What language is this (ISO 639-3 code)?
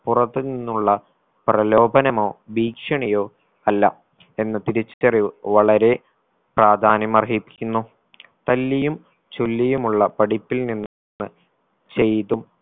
mal